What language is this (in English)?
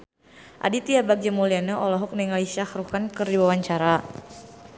Sundanese